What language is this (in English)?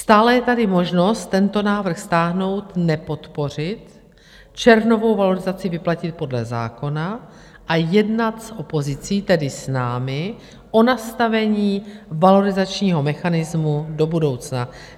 Czech